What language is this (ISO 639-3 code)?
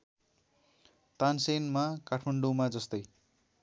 nep